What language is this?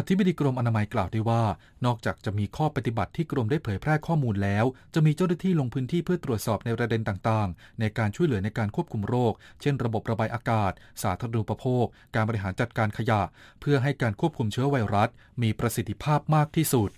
Thai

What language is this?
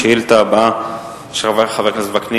Hebrew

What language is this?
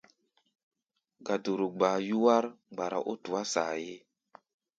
Gbaya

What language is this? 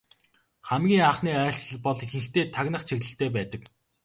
Mongolian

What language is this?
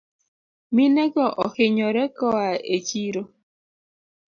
Luo (Kenya and Tanzania)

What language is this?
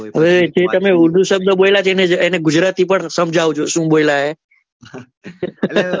Gujarati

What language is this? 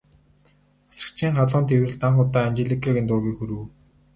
Mongolian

